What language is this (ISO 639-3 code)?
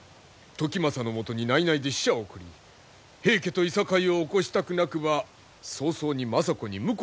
jpn